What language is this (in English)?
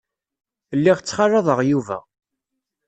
Kabyle